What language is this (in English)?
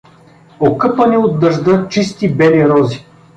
Bulgarian